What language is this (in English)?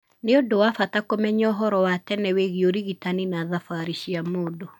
Kikuyu